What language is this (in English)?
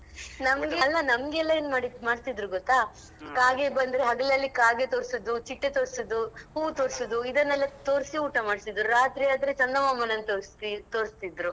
Kannada